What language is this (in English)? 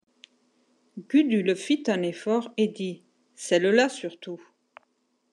French